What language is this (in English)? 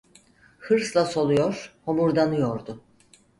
Turkish